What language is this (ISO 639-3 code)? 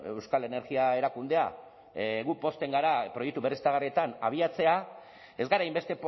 eus